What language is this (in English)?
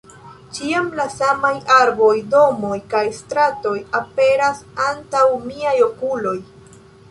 Esperanto